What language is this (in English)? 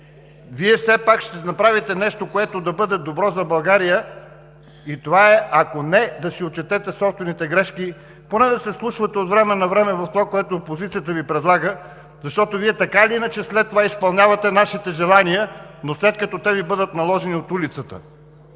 Bulgarian